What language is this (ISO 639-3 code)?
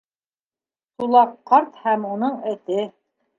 bak